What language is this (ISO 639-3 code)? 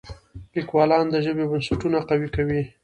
pus